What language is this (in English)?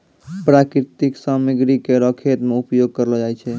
Maithili